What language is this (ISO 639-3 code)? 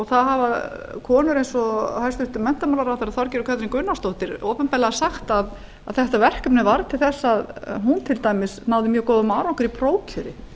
isl